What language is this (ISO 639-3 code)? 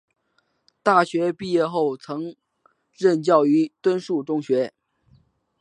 zho